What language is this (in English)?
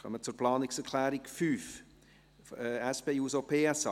Swiss German